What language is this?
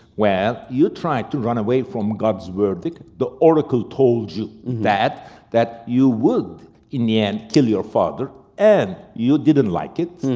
English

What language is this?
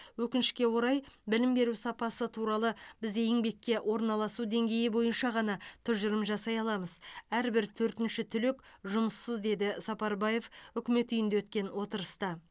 Kazakh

